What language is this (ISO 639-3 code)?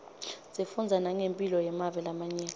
ssw